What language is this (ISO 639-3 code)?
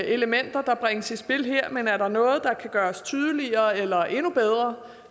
dan